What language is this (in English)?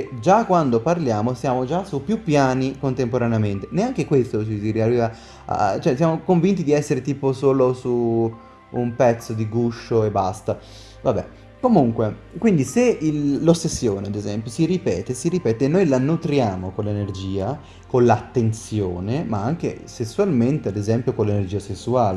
Italian